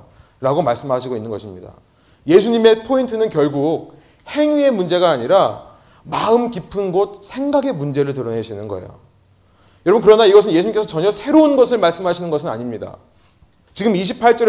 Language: Korean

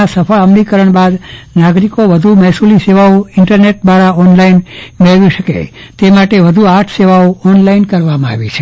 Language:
Gujarati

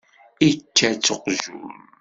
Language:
Kabyle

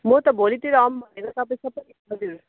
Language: Nepali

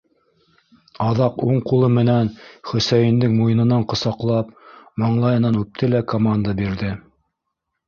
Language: Bashkir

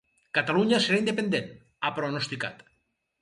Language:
Catalan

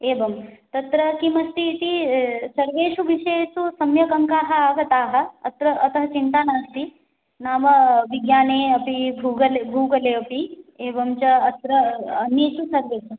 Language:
Sanskrit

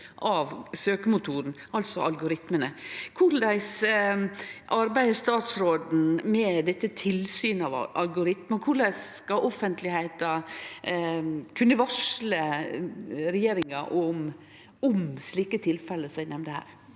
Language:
Norwegian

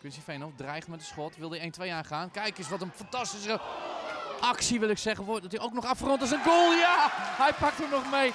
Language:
Dutch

